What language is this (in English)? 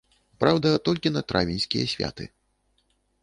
Belarusian